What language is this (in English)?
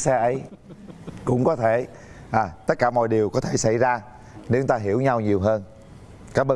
Vietnamese